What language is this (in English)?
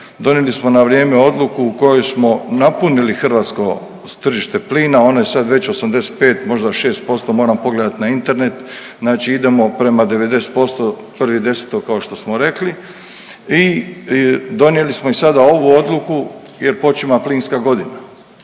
Croatian